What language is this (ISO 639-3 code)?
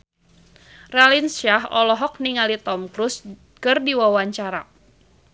sun